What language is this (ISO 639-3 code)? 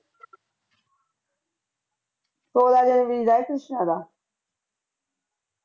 pan